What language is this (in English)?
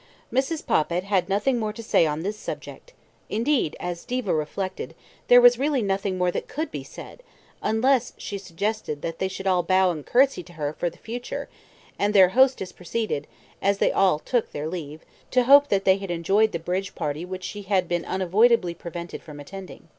English